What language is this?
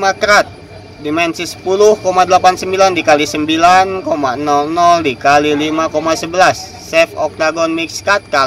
Indonesian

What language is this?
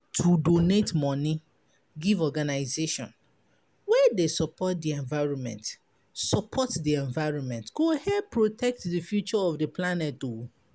Nigerian Pidgin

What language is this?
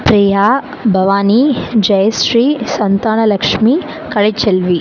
Tamil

